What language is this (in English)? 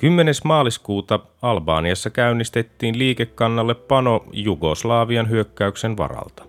Finnish